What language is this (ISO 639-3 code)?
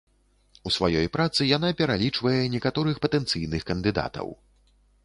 bel